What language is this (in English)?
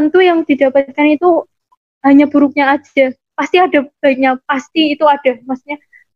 Indonesian